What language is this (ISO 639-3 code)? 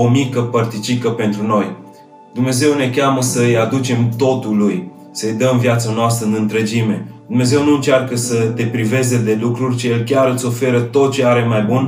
ron